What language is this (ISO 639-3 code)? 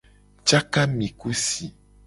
gej